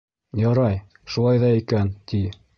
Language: Bashkir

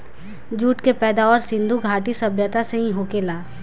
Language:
Bhojpuri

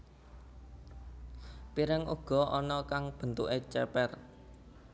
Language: Javanese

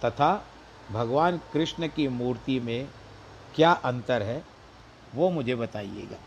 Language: Hindi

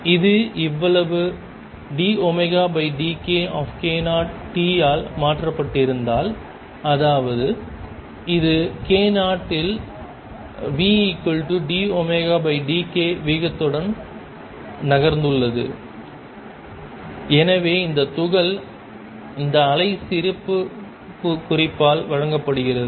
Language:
Tamil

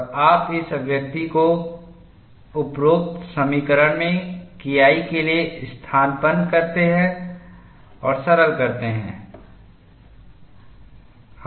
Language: Hindi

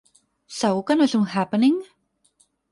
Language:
Catalan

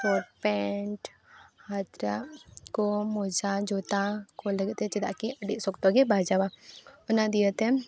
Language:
Santali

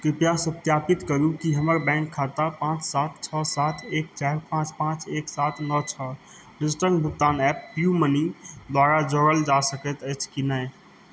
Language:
Maithili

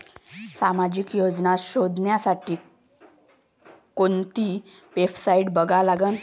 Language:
Marathi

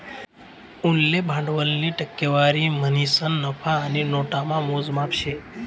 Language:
Marathi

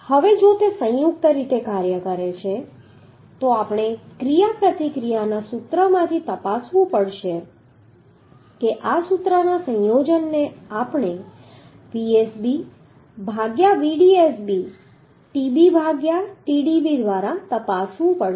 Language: Gujarati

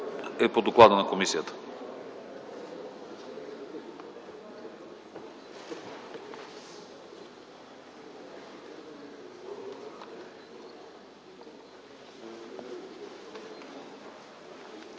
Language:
Bulgarian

